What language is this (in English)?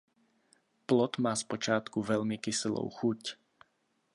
Czech